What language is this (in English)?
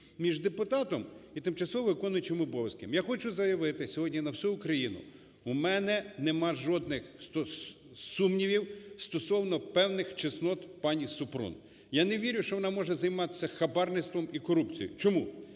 Ukrainian